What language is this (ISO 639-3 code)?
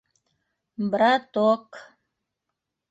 bak